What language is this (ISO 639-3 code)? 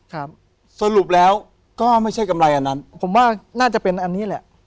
tha